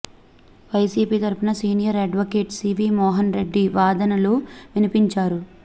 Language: Telugu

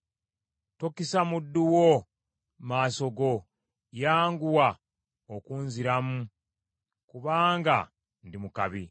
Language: Ganda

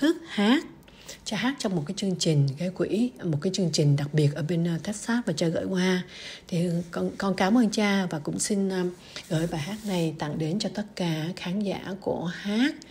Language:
Vietnamese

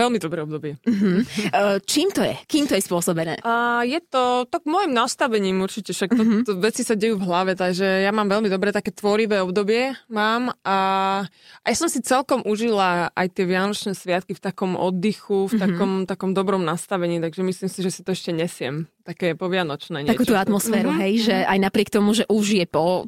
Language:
Slovak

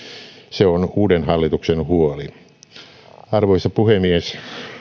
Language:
Finnish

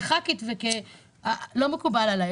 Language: Hebrew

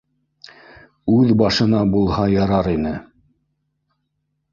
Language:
Bashkir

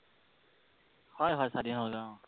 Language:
Assamese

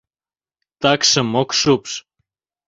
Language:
Mari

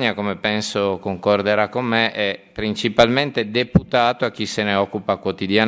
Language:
Italian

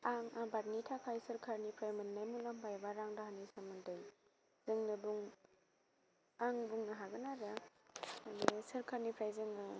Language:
Bodo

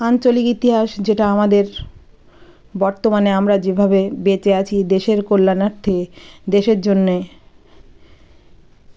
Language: Bangla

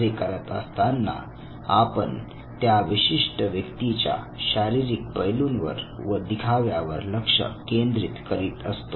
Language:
Marathi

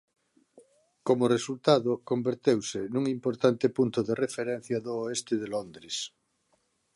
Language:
Galician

